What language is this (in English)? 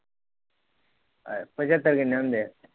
Punjabi